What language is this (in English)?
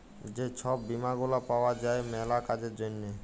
Bangla